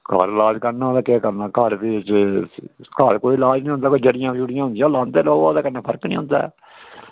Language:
Dogri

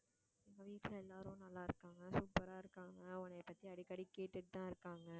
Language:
Tamil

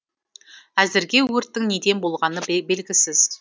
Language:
Kazakh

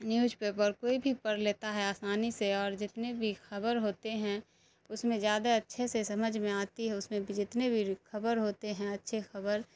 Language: Urdu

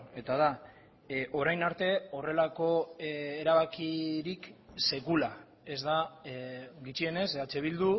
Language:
Basque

